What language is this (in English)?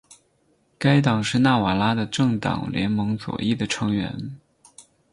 Chinese